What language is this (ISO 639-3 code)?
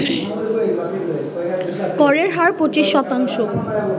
ben